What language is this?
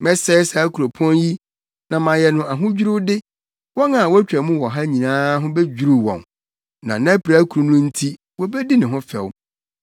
Akan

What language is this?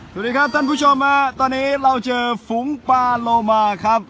Thai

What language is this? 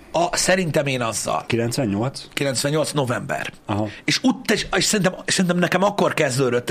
Hungarian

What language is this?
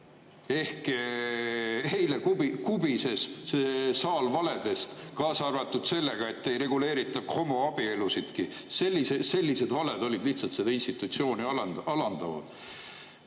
Estonian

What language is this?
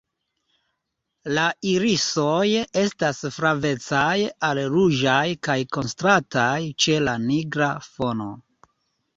Esperanto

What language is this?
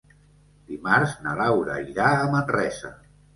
Catalan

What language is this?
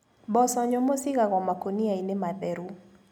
Kikuyu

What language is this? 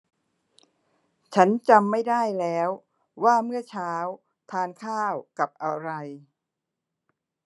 Thai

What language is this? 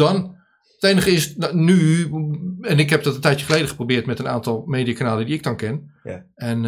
Dutch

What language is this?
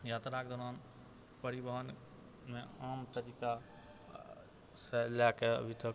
Maithili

